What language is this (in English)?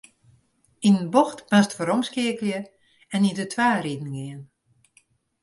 Western Frisian